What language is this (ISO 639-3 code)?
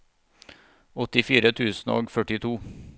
nor